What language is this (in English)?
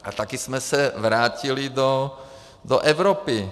Czech